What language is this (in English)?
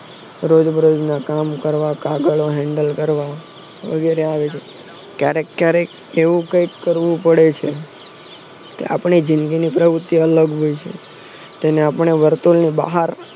Gujarati